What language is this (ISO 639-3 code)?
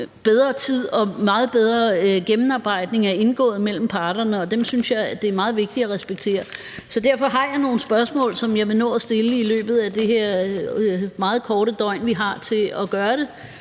dan